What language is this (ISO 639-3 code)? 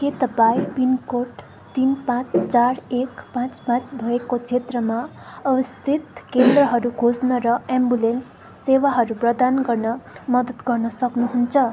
nep